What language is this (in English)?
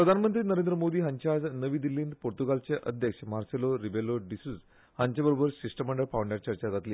Konkani